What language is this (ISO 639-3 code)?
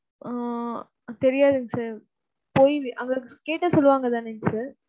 tam